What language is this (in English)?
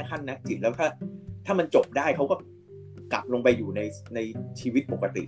Thai